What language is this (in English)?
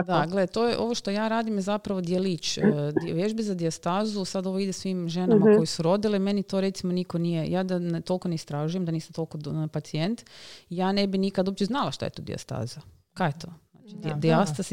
Croatian